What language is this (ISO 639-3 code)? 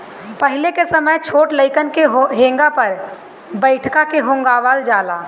bho